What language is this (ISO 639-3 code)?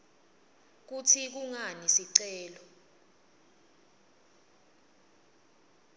ssw